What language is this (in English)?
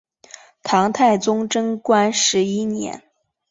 Chinese